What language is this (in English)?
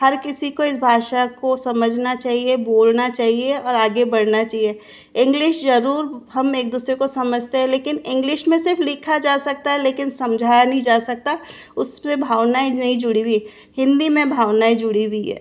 Hindi